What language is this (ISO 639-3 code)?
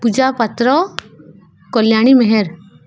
ori